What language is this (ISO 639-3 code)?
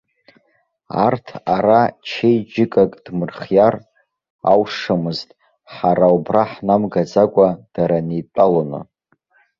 abk